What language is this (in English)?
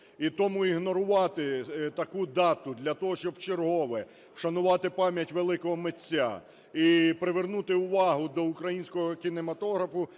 Ukrainian